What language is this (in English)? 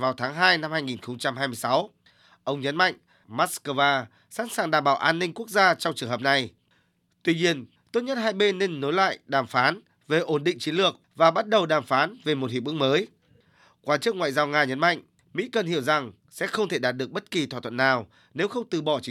Vietnamese